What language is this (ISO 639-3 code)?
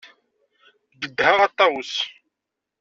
kab